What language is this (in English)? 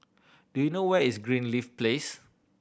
English